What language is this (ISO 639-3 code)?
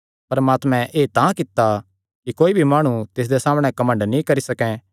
xnr